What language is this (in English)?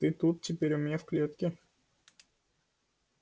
Russian